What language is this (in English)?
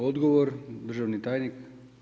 Croatian